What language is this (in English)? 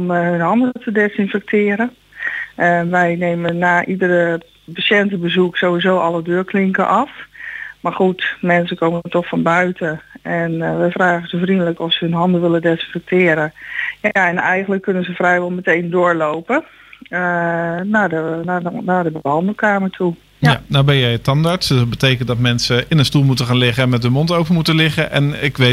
Dutch